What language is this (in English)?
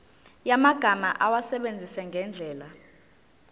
Zulu